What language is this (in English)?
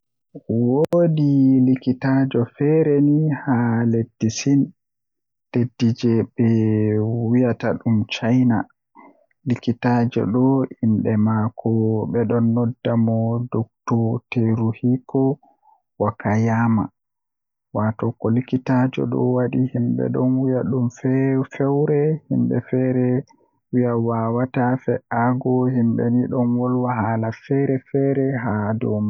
Western Niger Fulfulde